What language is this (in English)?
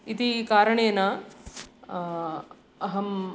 Sanskrit